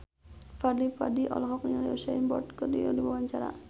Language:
Sundanese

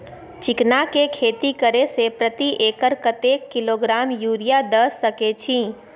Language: Maithili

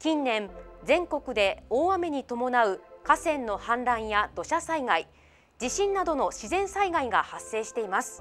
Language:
Japanese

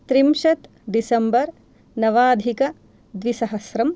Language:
Sanskrit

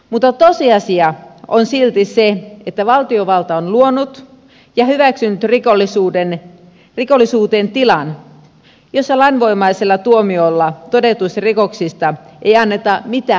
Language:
Finnish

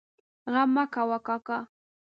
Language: Pashto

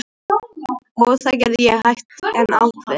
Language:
Icelandic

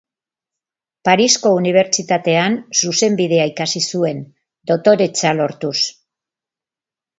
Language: Basque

